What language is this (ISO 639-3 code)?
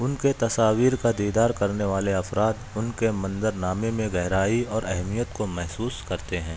urd